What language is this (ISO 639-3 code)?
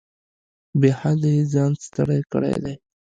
pus